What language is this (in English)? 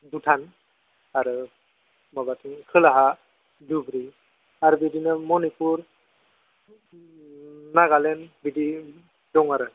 Bodo